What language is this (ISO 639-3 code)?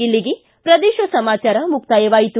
kan